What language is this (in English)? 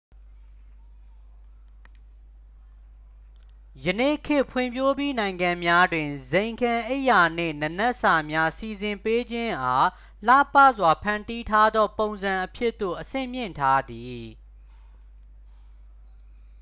Burmese